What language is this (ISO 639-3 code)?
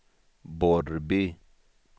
swe